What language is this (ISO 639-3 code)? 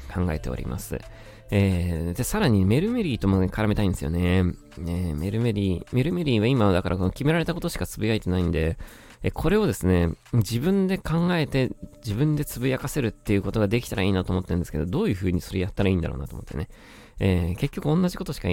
jpn